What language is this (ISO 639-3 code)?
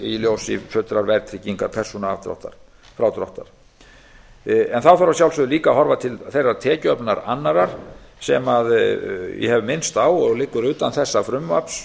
isl